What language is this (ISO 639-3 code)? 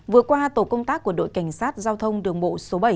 vie